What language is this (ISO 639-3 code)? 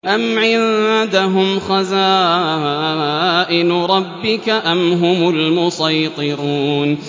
ara